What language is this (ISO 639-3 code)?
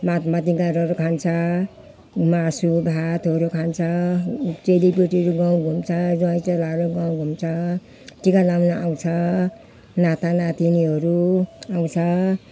nep